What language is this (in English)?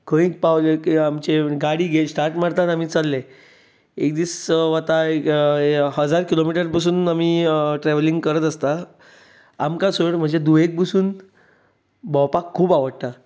Konkani